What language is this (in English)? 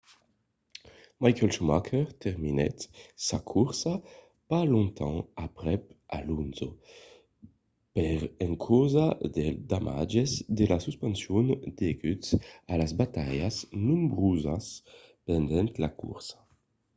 Occitan